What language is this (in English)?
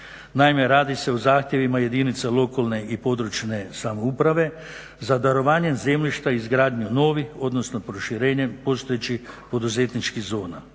Croatian